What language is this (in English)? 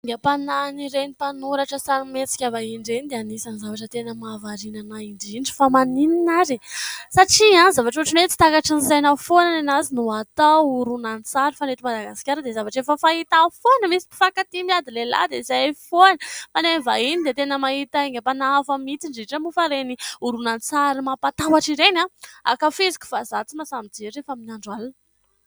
Malagasy